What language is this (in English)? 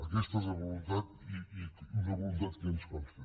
Catalan